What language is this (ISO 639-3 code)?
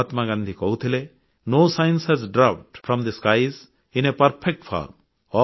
ori